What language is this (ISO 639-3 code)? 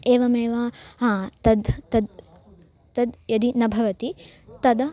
san